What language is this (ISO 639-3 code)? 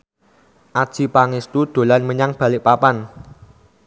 jav